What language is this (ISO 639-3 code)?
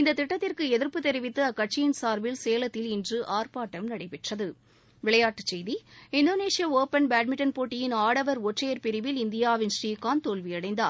tam